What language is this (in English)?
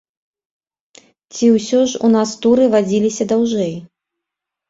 Belarusian